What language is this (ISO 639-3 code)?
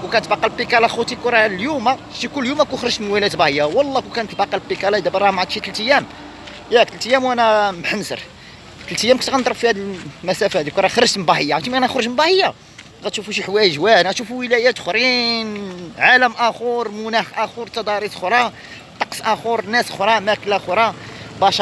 ara